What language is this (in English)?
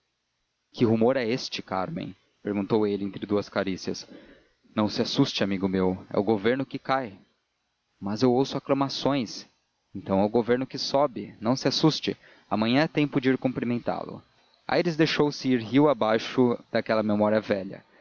Portuguese